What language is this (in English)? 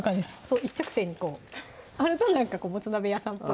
Japanese